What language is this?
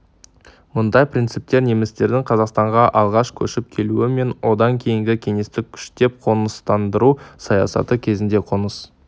Kazakh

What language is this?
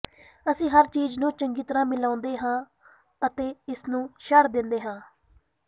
Punjabi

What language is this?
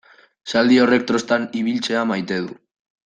Basque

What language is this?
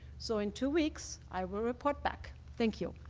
English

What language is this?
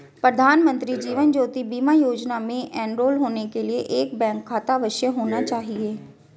Hindi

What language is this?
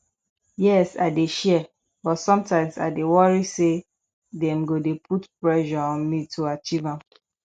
Nigerian Pidgin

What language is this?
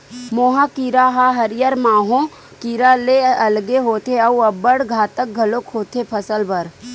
Chhattisgarhi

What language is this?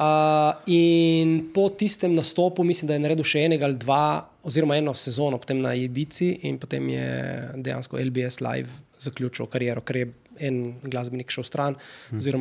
Slovak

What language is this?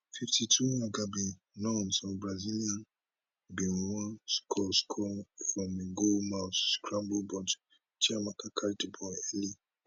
Nigerian Pidgin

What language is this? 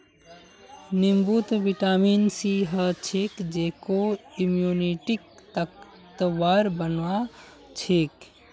Magahi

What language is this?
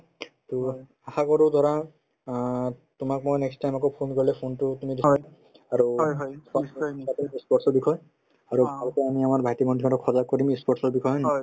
Assamese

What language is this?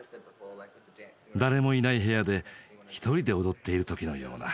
Japanese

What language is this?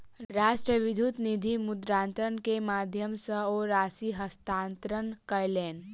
Maithili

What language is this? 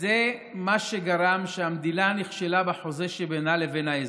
Hebrew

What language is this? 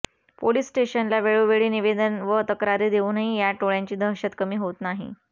Marathi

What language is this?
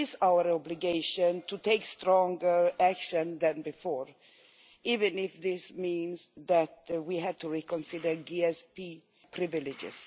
English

